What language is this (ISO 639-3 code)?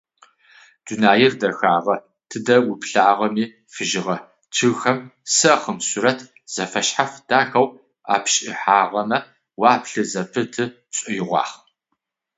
ady